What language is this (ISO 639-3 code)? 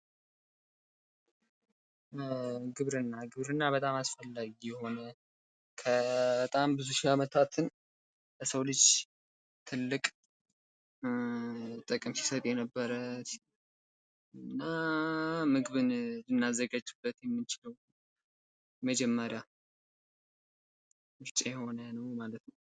amh